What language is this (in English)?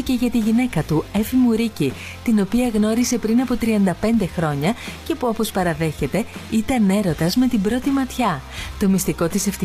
Greek